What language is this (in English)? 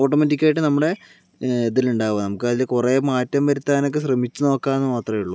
Malayalam